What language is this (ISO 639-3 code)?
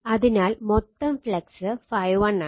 mal